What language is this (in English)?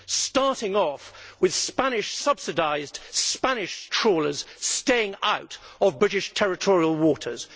English